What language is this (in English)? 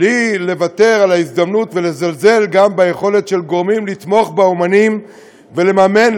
Hebrew